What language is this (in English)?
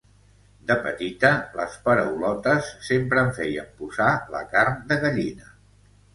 Catalan